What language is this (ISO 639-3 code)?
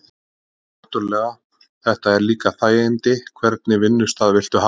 isl